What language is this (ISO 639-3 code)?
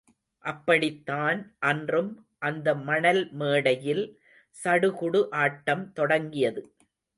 tam